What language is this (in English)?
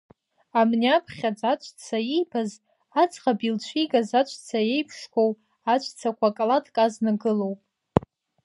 Abkhazian